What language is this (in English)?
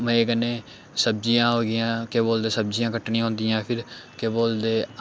Dogri